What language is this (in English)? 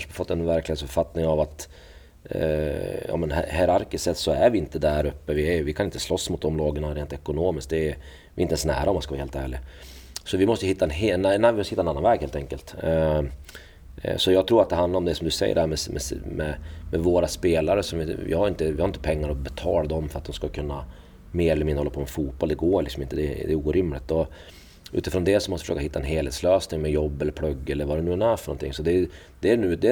Swedish